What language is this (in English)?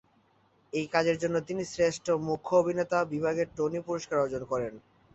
Bangla